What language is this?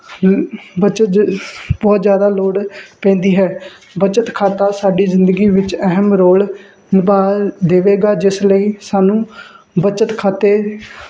Punjabi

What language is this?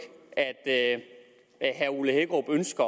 Danish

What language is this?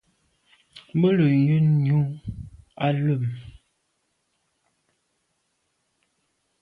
Medumba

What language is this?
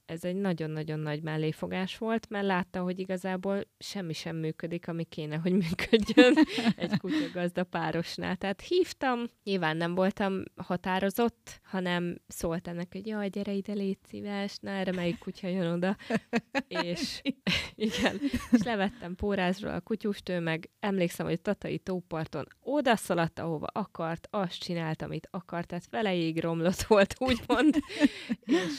Hungarian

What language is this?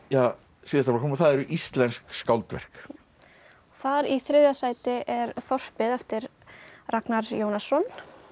Icelandic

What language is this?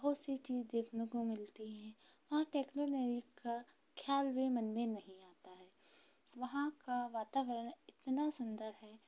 Hindi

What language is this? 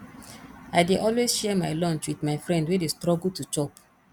Nigerian Pidgin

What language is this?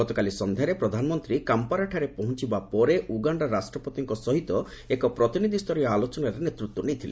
Odia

